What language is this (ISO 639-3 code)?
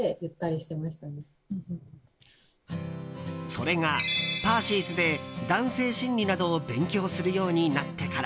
jpn